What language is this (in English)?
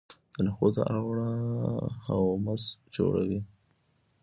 Pashto